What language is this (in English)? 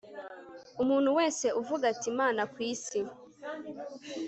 Kinyarwanda